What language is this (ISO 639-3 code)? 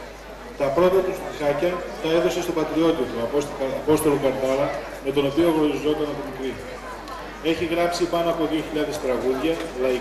ell